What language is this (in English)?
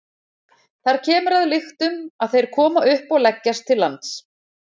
Icelandic